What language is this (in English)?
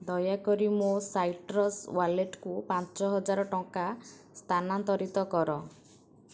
Odia